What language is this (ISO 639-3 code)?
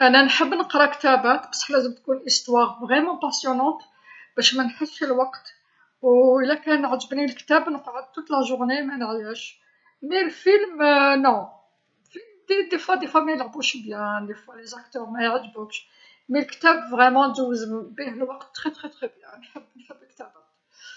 arq